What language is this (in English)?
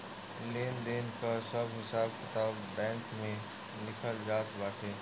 Bhojpuri